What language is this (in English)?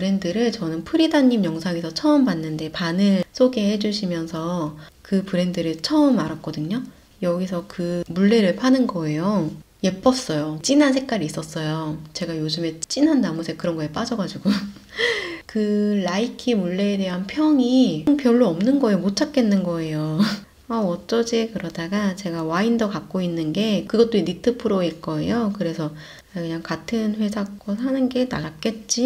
Korean